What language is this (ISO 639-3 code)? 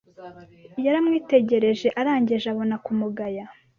kin